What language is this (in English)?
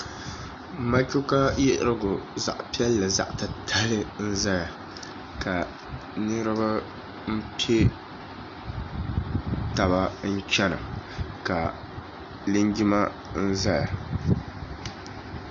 Dagbani